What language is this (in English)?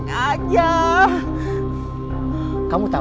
Indonesian